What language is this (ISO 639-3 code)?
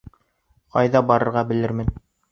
bak